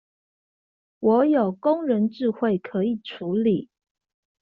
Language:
Chinese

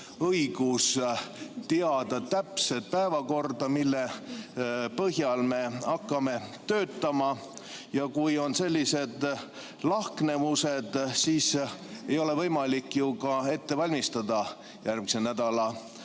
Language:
Estonian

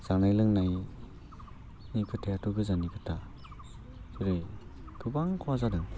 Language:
Bodo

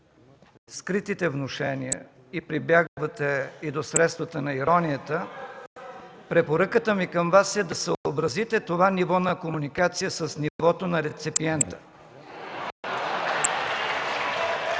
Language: Bulgarian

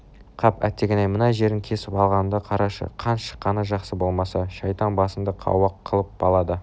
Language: Kazakh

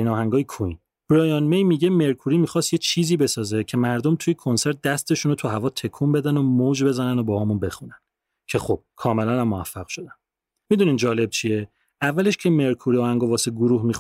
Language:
Persian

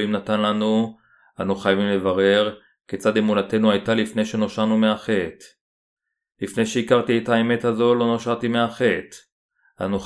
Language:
Hebrew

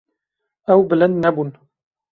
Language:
Kurdish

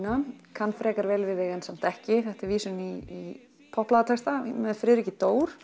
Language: Icelandic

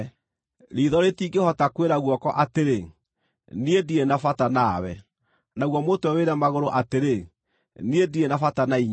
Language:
Kikuyu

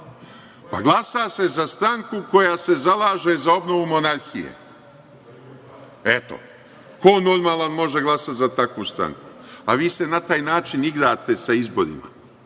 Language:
Serbian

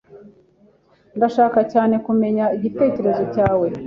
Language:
Kinyarwanda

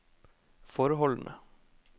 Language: Norwegian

